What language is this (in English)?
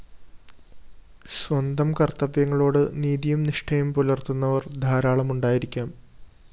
Malayalam